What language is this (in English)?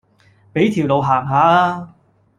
Cantonese